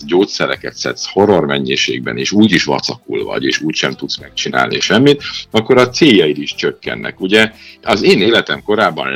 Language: Hungarian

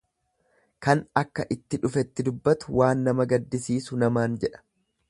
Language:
Oromo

